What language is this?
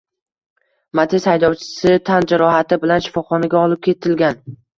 Uzbek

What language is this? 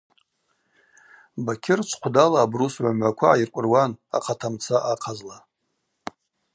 Abaza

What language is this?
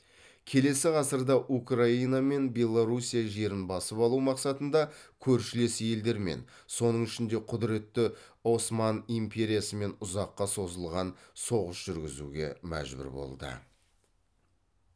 Kazakh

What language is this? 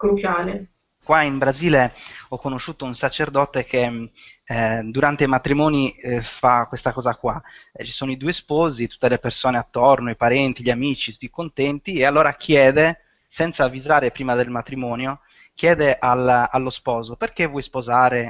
Italian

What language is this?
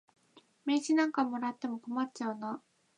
Japanese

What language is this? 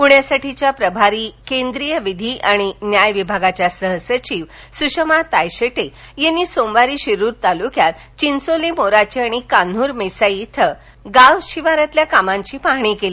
Marathi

